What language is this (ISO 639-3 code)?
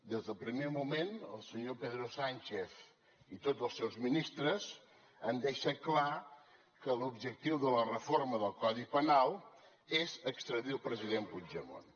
cat